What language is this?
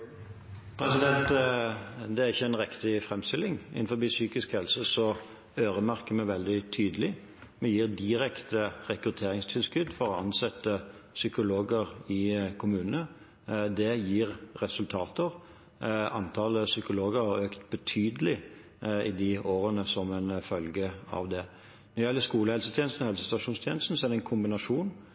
Norwegian Bokmål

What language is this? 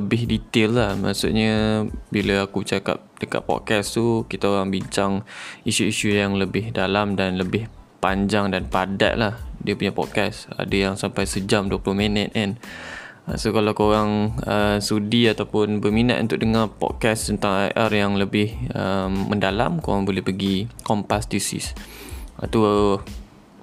Malay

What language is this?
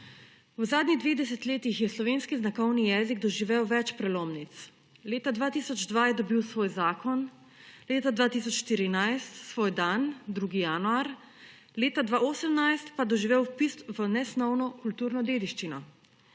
Slovenian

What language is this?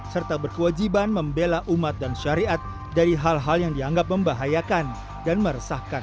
Indonesian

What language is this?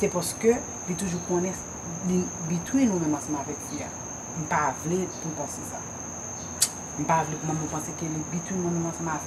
French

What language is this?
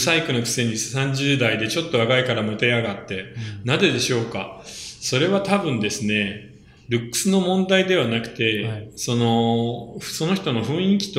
Japanese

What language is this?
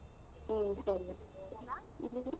Kannada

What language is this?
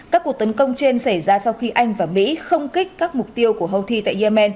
Vietnamese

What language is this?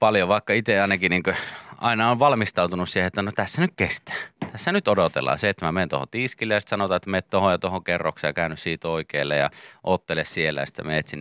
Finnish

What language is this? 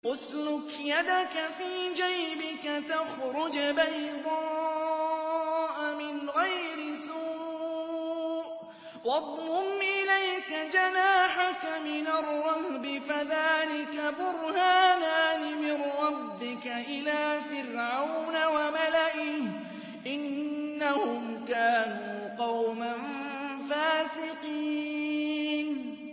Arabic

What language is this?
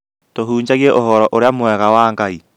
Kikuyu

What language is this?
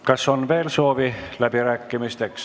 Estonian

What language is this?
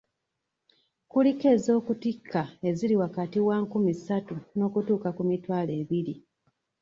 Ganda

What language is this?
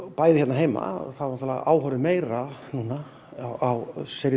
Icelandic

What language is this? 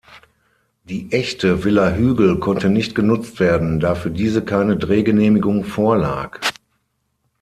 German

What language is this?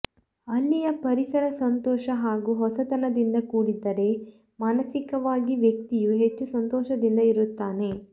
Kannada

